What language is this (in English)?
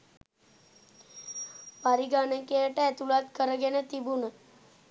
Sinhala